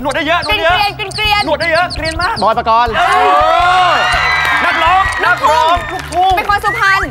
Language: Thai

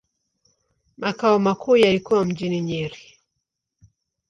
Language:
Swahili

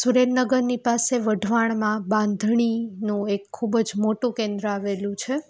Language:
Gujarati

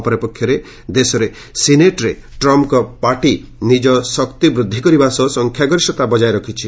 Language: Odia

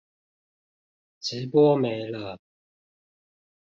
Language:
Chinese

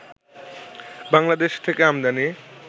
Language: Bangla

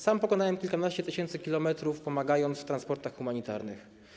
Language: Polish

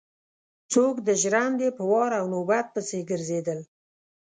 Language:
Pashto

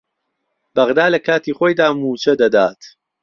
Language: Central Kurdish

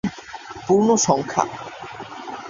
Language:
Bangla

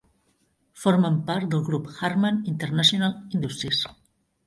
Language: Catalan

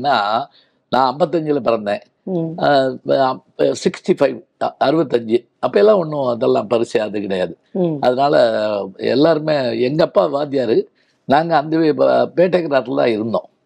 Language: Tamil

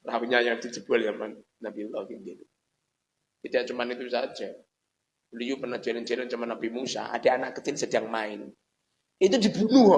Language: Indonesian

